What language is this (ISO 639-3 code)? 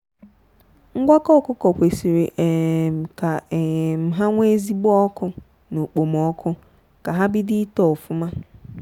ibo